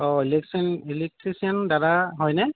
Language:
Assamese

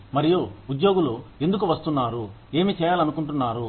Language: Telugu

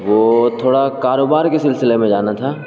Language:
Urdu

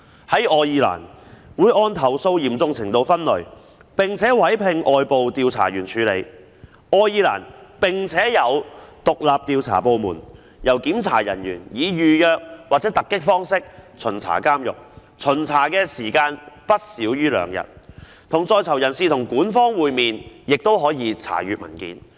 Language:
Cantonese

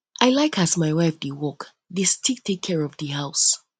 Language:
Nigerian Pidgin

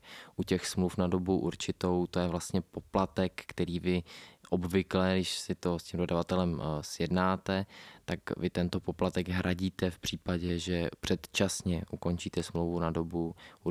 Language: Czech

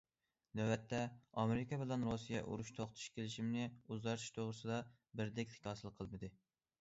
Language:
Uyghur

